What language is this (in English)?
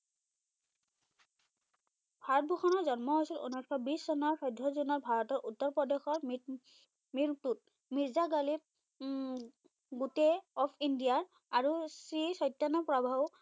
Assamese